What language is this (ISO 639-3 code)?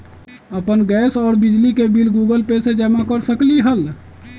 mag